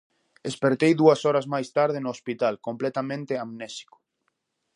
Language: Galician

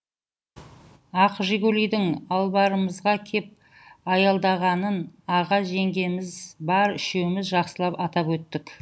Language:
Kazakh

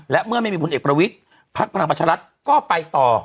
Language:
Thai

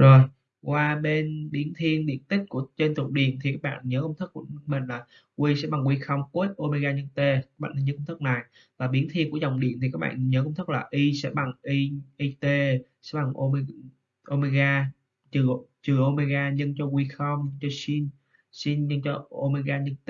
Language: Vietnamese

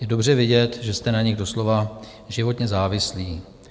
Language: Czech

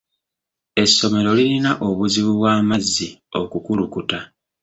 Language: Ganda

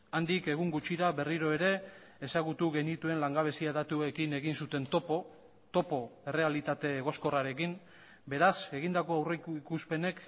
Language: Basque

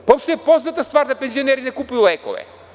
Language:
Serbian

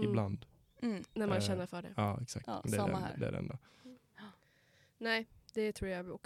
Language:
Swedish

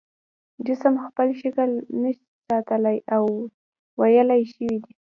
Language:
Pashto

